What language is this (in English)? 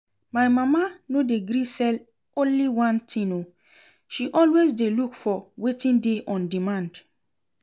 Nigerian Pidgin